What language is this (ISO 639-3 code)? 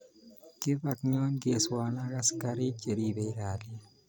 kln